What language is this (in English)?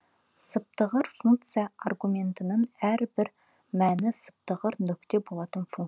Kazakh